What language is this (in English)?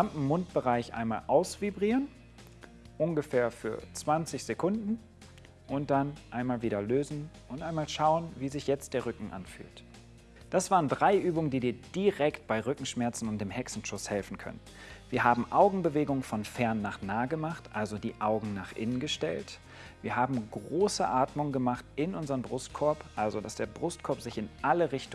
German